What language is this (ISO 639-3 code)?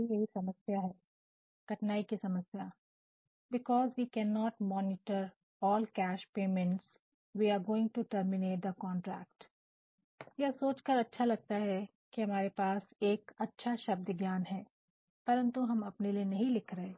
hin